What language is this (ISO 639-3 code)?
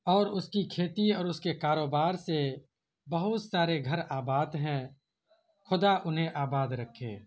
urd